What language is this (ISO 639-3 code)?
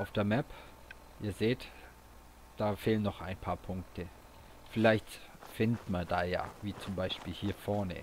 deu